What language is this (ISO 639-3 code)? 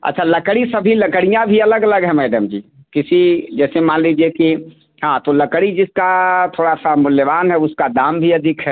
hin